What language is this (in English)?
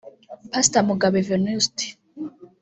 Kinyarwanda